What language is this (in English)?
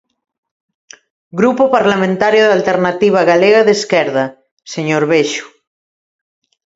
Galician